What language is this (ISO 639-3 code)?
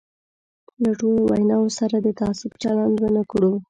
pus